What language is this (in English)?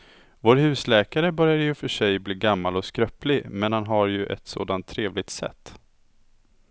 Swedish